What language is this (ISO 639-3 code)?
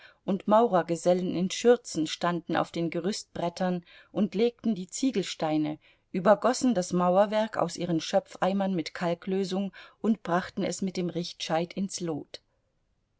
deu